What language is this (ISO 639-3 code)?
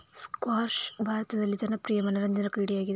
kan